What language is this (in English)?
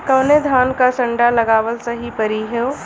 Bhojpuri